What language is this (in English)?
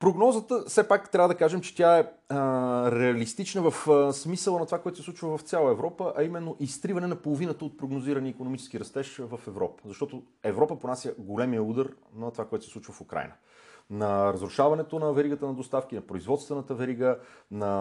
Bulgarian